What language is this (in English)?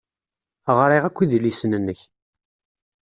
Kabyle